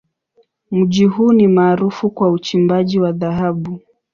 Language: Swahili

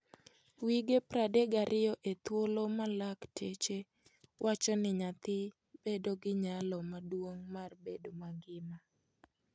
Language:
Luo (Kenya and Tanzania)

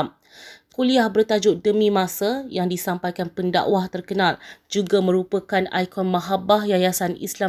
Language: Malay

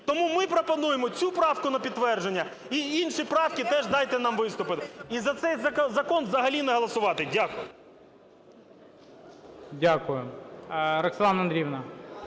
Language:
Ukrainian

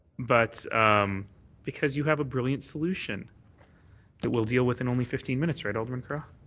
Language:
English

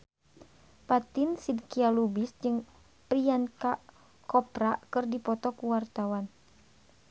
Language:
Sundanese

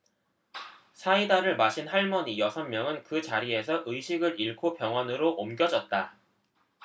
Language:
Korean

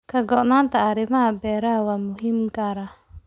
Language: Somali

